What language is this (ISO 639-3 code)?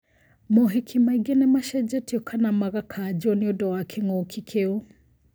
kik